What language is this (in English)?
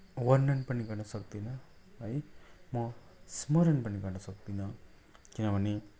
Nepali